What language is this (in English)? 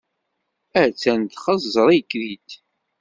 Kabyle